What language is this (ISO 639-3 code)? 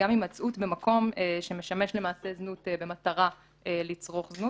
heb